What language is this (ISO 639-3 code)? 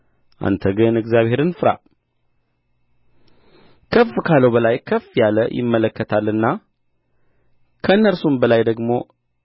amh